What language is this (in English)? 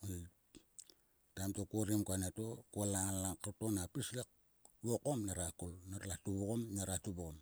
Sulka